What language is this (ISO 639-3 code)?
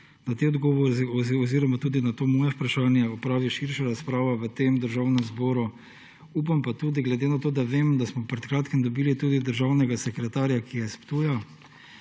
slv